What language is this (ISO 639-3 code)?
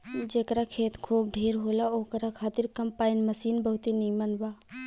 bho